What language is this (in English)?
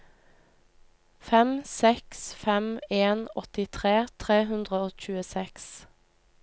Norwegian